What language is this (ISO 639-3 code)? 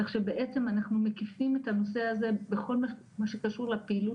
heb